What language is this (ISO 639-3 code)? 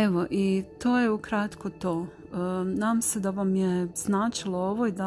hrv